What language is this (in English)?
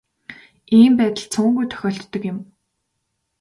Mongolian